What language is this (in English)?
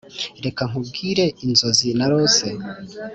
Kinyarwanda